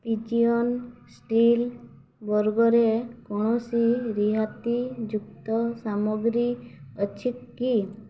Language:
Odia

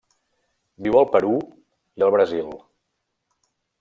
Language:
Catalan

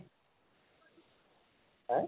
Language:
Assamese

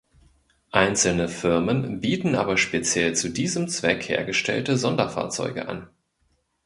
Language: German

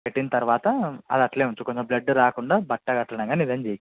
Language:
Telugu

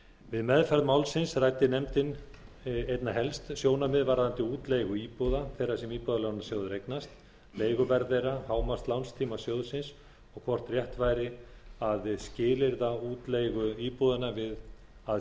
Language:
Icelandic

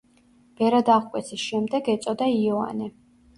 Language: Georgian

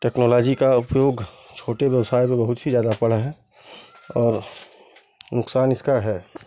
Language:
Hindi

